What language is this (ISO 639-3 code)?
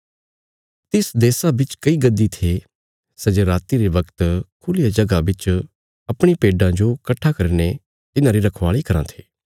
kfs